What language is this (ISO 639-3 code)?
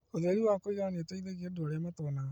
kik